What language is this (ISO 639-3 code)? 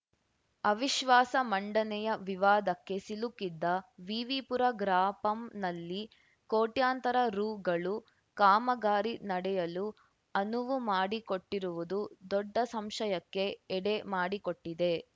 kan